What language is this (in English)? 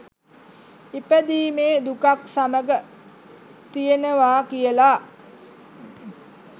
Sinhala